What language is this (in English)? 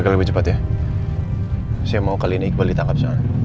Indonesian